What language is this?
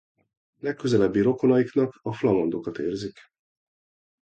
Hungarian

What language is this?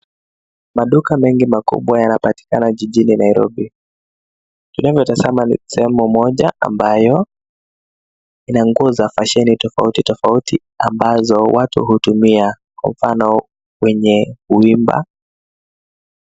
Swahili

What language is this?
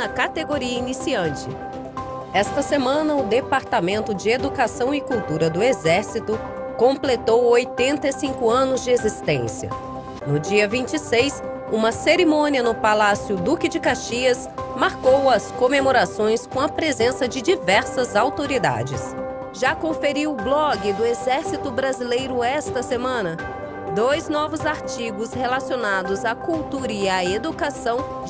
Portuguese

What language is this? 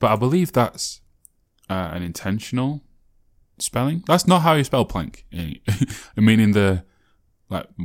English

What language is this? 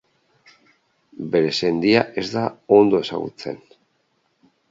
Basque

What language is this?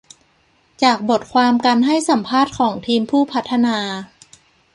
Thai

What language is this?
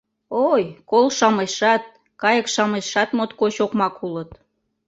Mari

